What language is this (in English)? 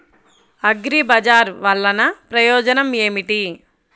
Telugu